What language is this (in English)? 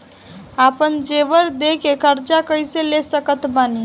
Bhojpuri